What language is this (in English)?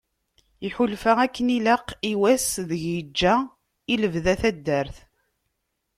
Kabyle